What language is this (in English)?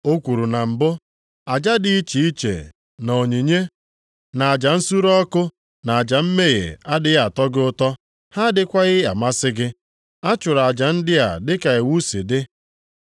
Igbo